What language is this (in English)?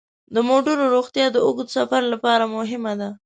Pashto